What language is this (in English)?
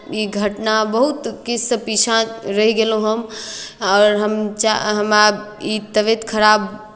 Maithili